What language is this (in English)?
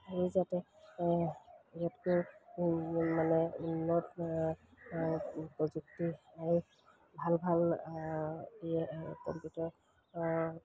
Assamese